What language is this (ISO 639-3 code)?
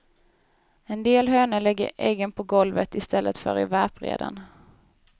swe